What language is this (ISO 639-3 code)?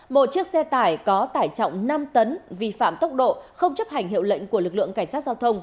vie